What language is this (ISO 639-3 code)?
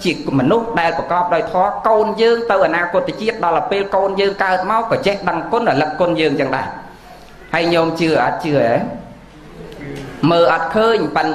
vie